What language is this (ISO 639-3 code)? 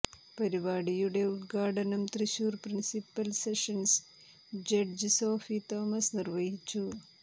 mal